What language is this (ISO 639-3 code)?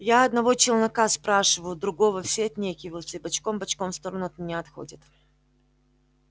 rus